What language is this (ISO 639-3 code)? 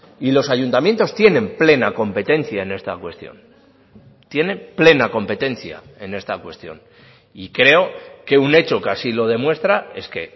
spa